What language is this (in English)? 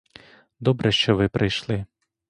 Ukrainian